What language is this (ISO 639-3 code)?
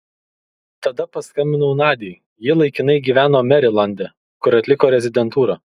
lit